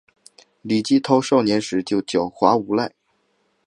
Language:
Chinese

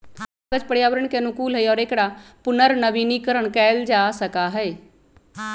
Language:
Magahi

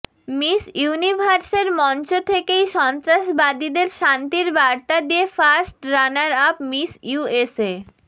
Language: Bangla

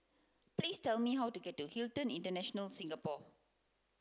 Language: English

